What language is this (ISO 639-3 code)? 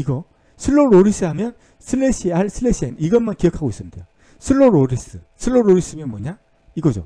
kor